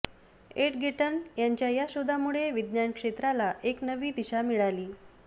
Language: Marathi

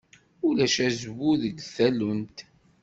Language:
Kabyle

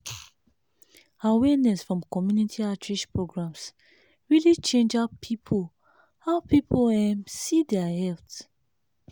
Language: Nigerian Pidgin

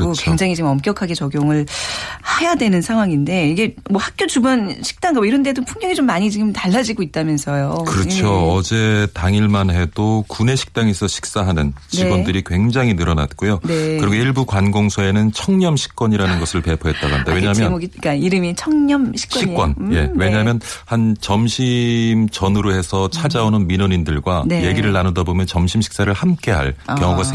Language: Korean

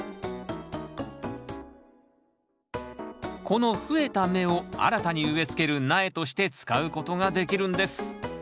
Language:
Japanese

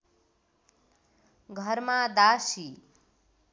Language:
Nepali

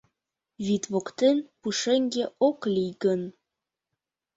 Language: Mari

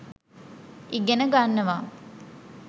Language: Sinhala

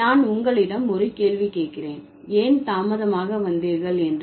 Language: Tamil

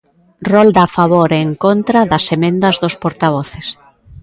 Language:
Galician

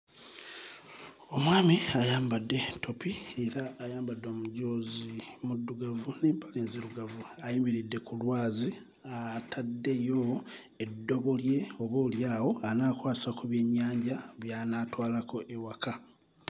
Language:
Ganda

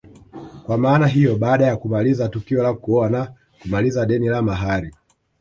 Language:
Swahili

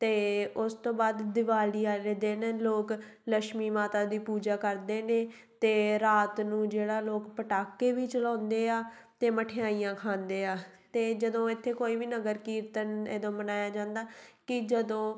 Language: Punjabi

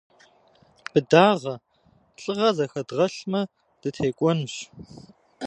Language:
Kabardian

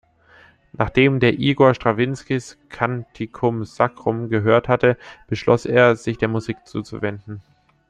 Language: German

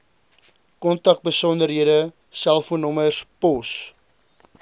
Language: Afrikaans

